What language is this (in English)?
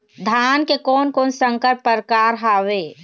Chhattisgarhi